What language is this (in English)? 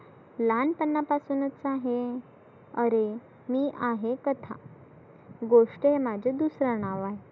Marathi